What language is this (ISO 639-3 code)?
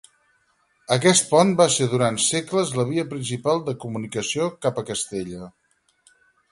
cat